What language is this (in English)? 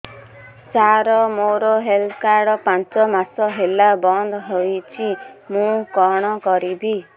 Odia